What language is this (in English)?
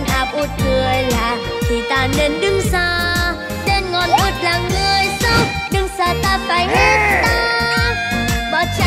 Thai